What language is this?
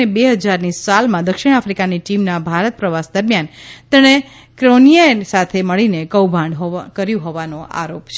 Gujarati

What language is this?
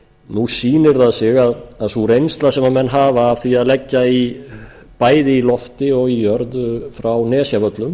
Icelandic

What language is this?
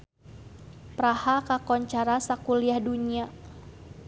Sundanese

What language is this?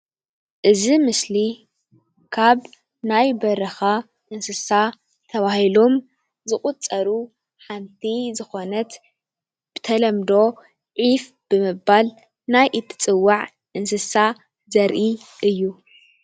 Tigrinya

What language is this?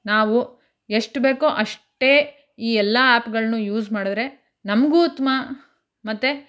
Kannada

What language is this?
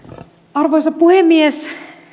Finnish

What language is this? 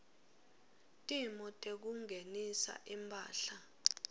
Swati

